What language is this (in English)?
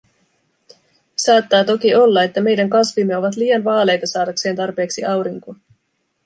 Finnish